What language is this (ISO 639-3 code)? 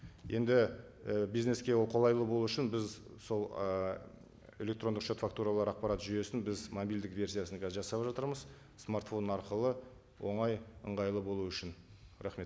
kaz